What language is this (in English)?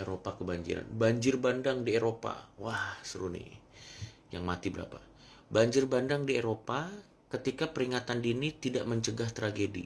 Indonesian